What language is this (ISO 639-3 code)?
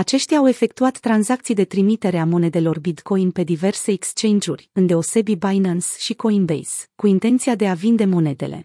ron